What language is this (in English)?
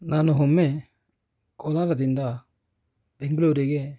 Kannada